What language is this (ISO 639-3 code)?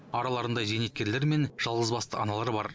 kaz